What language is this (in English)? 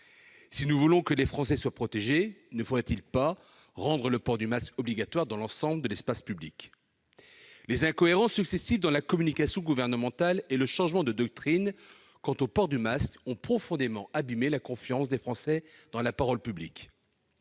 French